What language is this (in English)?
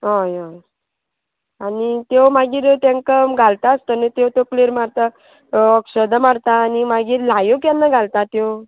Konkani